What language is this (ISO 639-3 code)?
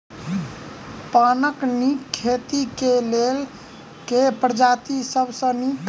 mai